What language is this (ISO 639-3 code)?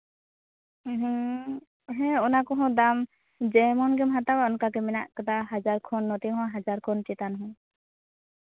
sat